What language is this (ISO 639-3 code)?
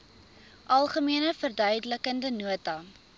afr